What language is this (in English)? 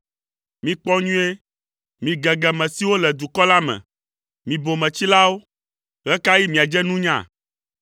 Ewe